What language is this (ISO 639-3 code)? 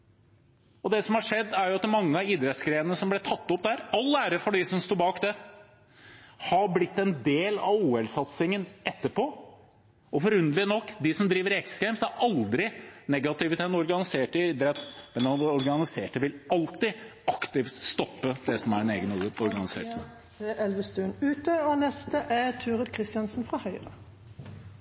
nor